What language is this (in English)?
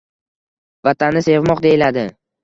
Uzbek